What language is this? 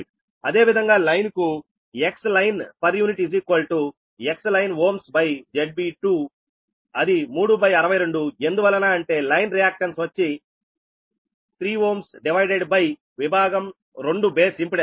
Telugu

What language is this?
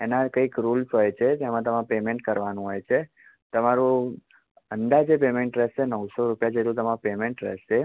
Gujarati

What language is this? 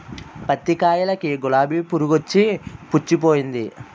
Telugu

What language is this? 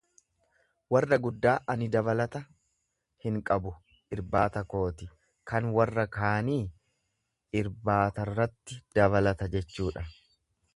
Oromo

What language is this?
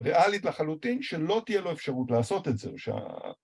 Hebrew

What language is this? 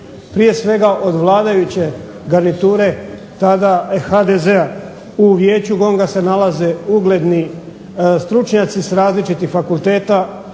Croatian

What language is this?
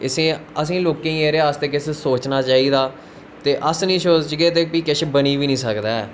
Dogri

